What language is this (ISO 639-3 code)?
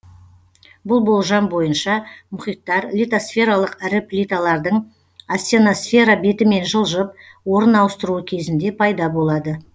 kaz